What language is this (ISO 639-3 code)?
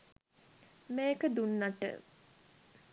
sin